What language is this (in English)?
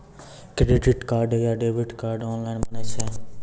Maithili